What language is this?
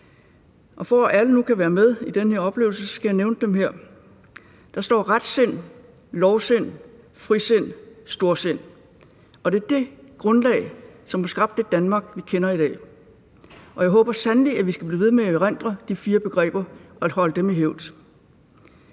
Danish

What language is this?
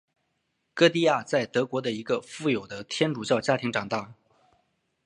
Chinese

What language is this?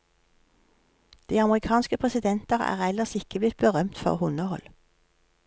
Norwegian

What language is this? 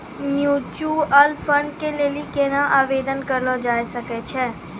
Maithili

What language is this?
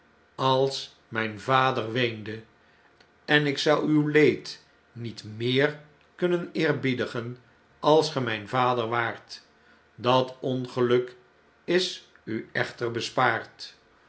Dutch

